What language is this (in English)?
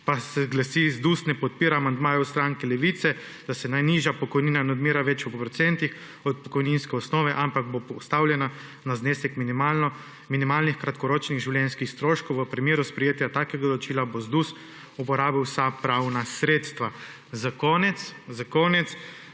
Slovenian